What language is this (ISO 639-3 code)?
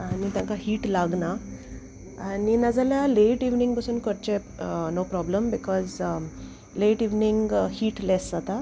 kok